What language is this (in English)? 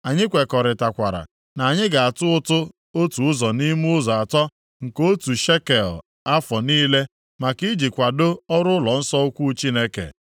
Igbo